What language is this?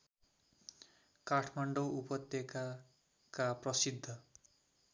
Nepali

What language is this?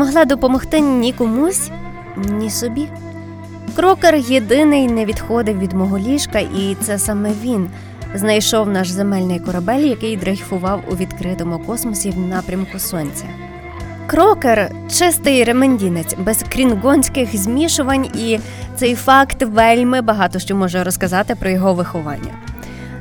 Ukrainian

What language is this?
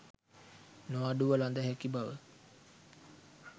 Sinhala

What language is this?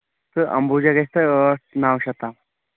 Kashmiri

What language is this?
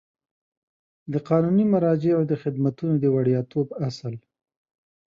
Pashto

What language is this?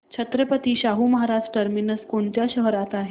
Marathi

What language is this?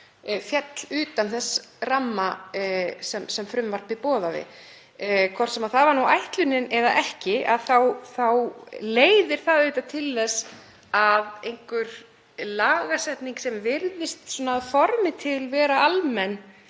Icelandic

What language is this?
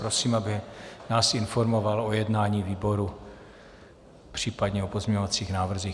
Czech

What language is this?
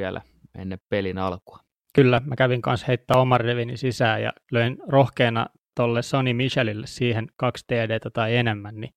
Finnish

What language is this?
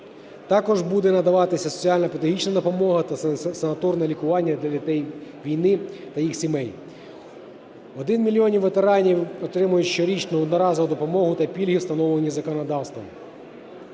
Ukrainian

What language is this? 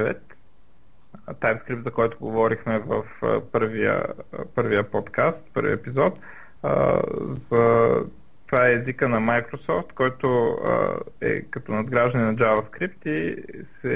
Bulgarian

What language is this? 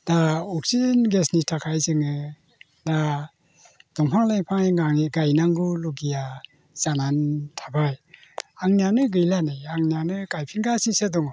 Bodo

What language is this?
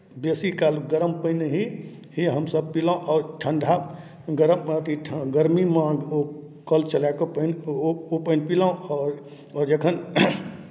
Maithili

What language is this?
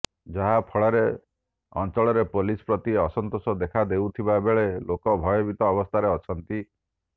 Odia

